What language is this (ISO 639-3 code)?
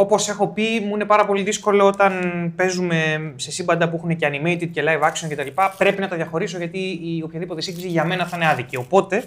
ell